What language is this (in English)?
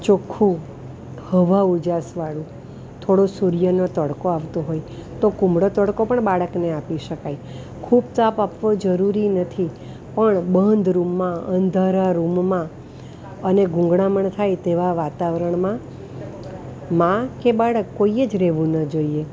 Gujarati